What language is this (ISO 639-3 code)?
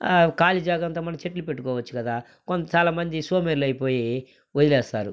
tel